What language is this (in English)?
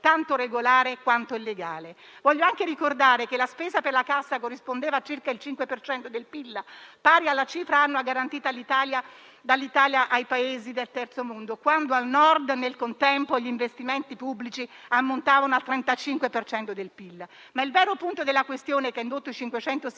Italian